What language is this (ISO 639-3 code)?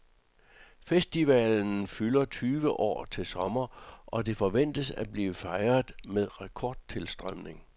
dan